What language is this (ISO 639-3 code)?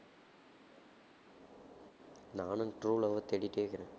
tam